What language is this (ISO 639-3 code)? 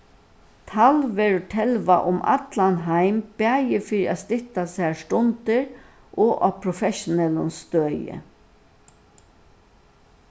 fao